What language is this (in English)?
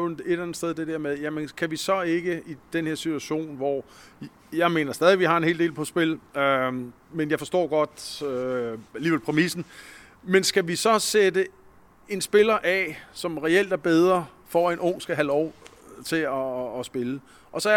Danish